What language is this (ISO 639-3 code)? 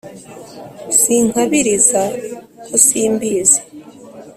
kin